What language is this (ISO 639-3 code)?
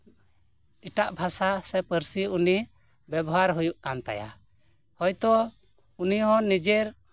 sat